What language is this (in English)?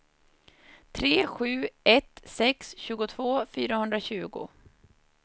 Swedish